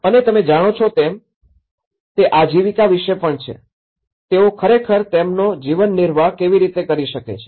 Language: Gujarati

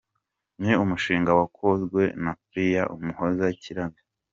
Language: Kinyarwanda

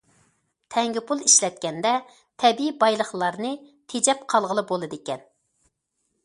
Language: Uyghur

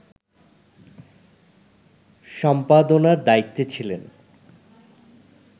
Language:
Bangla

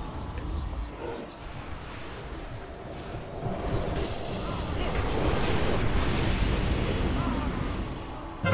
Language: Russian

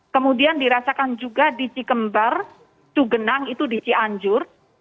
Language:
Indonesian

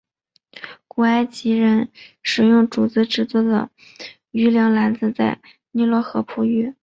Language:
Chinese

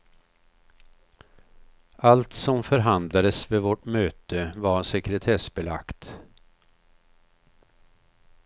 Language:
Swedish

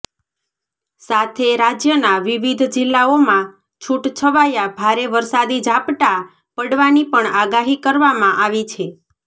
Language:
Gujarati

